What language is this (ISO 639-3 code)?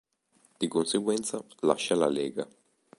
ita